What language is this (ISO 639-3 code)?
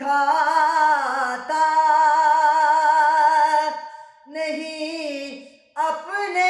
urd